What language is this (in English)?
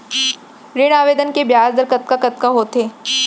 Chhattisgarhi